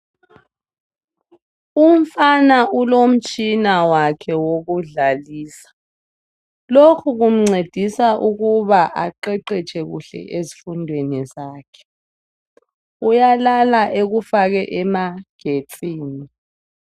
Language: North Ndebele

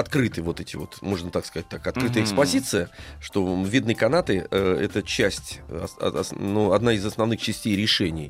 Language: Russian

